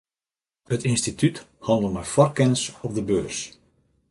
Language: Western Frisian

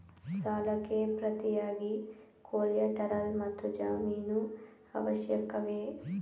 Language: Kannada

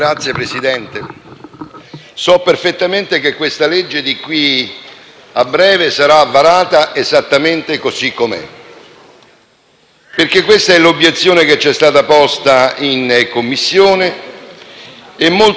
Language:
Italian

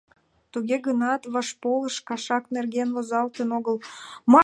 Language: Mari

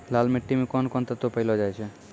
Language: Maithili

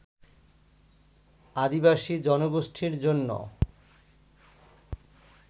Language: Bangla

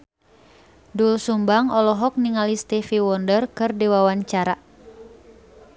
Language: Sundanese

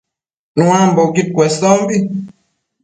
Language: Matsés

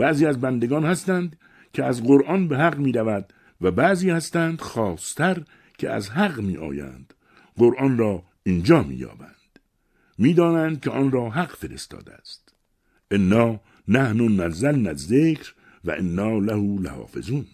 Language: Persian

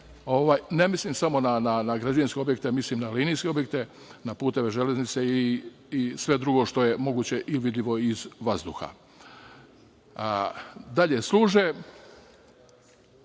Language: Serbian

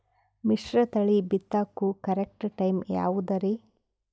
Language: Kannada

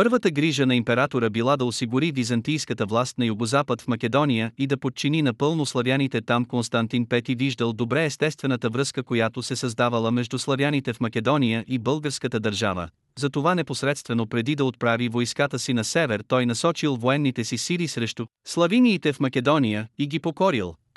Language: Bulgarian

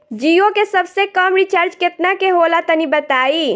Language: Bhojpuri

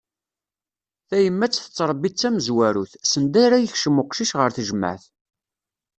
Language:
Kabyle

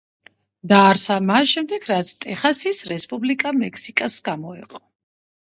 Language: Georgian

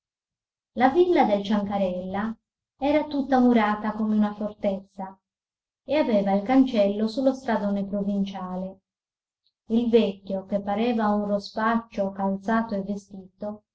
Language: Italian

